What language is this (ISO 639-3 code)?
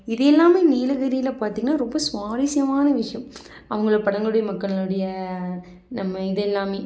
tam